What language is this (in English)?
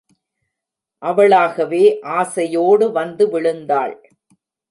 Tamil